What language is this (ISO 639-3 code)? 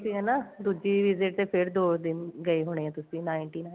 pan